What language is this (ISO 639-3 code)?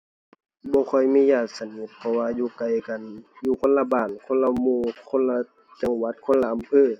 tha